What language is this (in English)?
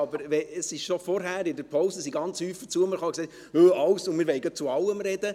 Swiss German